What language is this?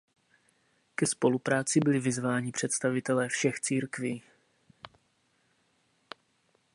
Czech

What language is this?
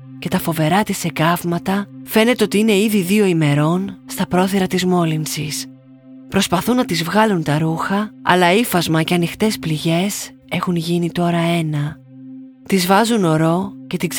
Greek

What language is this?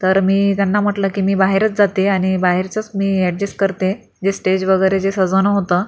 Marathi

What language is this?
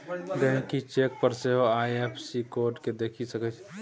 Maithili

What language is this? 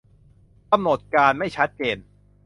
Thai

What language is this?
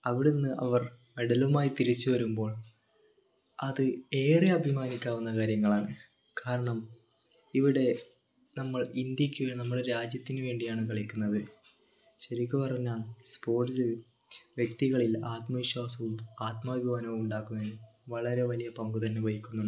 Malayalam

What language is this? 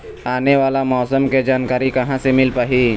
Chhattisgarhi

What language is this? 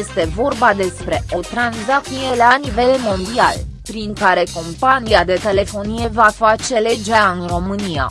Romanian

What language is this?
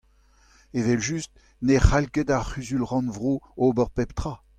Breton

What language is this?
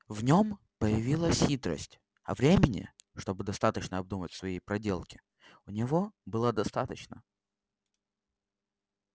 Russian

